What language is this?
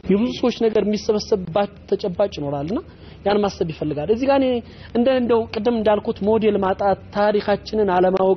Arabic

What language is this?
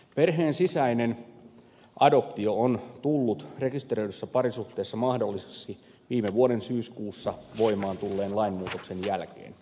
Finnish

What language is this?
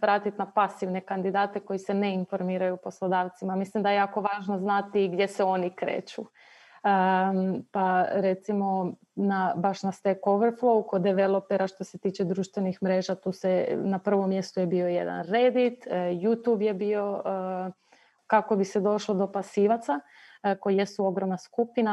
Croatian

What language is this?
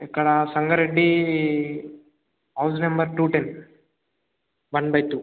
Telugu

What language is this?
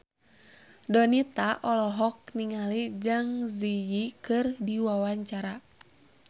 Sundanese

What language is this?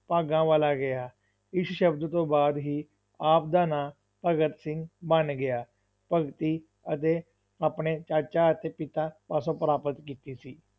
Punjabi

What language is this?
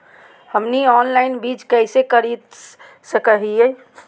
Magahi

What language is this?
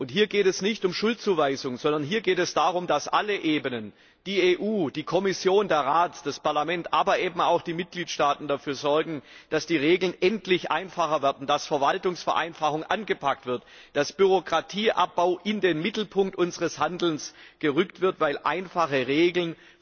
German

